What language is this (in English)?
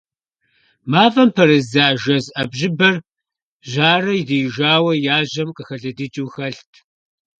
Kabardian